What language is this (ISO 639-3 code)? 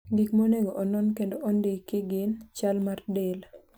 luo